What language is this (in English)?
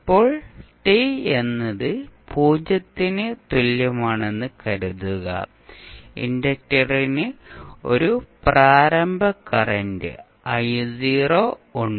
Malayalam